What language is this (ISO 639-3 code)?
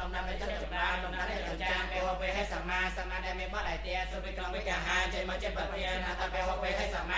spa